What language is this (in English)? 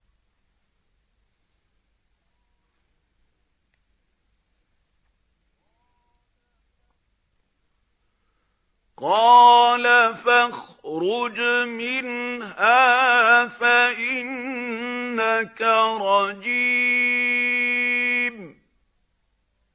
Arabic